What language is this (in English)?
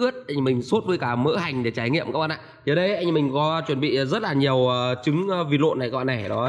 Vietnamese